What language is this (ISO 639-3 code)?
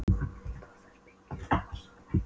isl